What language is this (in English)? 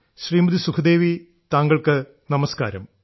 Malayalam